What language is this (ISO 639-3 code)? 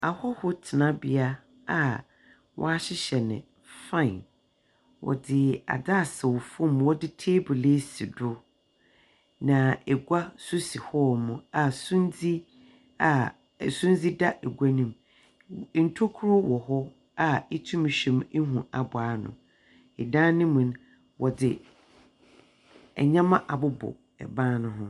aka